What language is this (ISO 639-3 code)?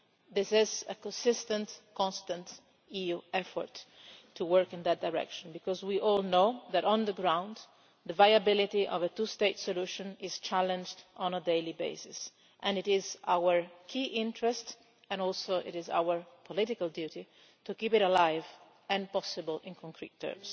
eng